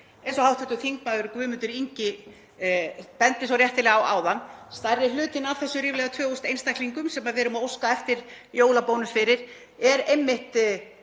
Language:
Icelandic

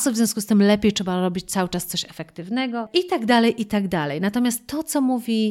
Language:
Polish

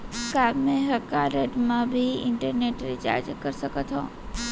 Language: Chhattisgarhi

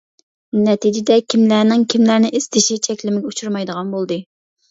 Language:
Uyghur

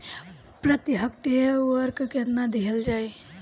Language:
Bhojpuri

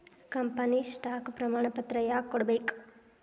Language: Kannada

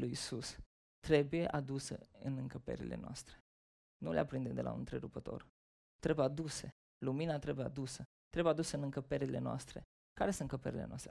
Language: Romanian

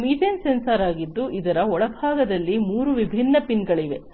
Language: Kannada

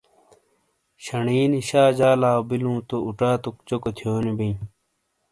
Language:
Shina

